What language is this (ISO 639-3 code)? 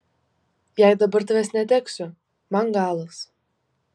lit